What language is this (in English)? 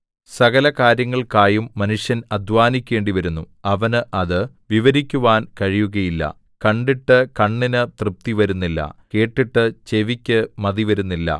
Malayalam